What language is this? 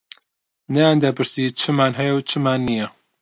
Central Kurdish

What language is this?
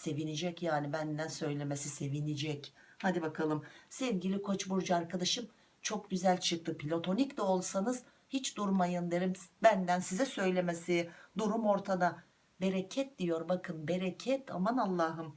Turkish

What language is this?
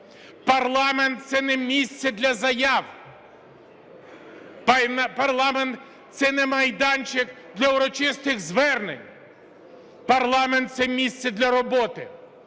Ukrainian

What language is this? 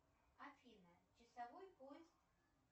Russian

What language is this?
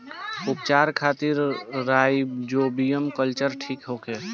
Bhojpuri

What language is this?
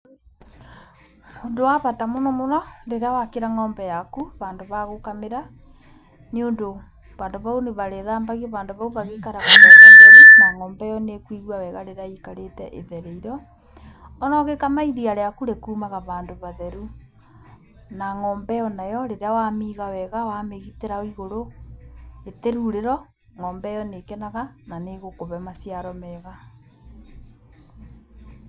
Kikuyu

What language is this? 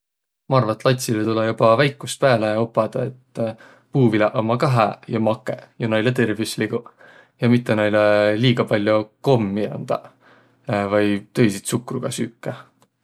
Võro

